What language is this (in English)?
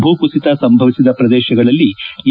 Kannada